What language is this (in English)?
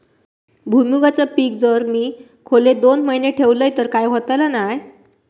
Marathi